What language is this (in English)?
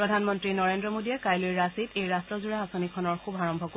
Assamese